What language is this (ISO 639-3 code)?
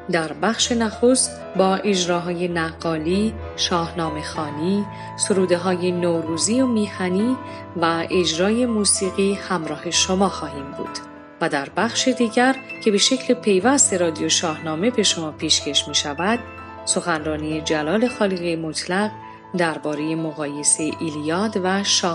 fas